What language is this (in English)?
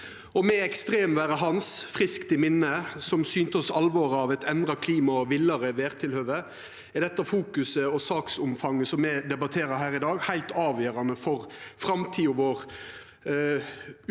Norwegian